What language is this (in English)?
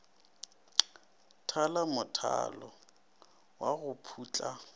Northern Sotho